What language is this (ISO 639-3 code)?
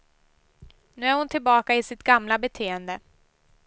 swe